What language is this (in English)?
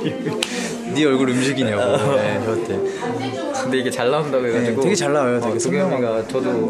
Korean